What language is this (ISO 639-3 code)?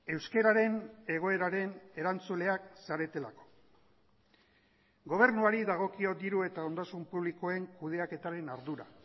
eus